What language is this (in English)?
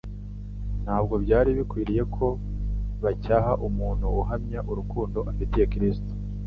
Kinyarwanda